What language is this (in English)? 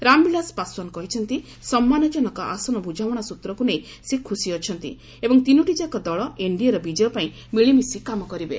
Odia